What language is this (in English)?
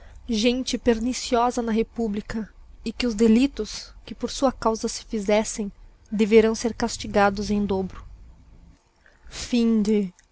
Portuguese